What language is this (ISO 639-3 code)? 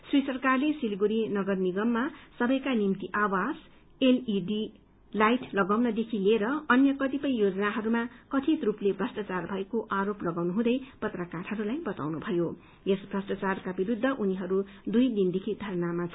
nep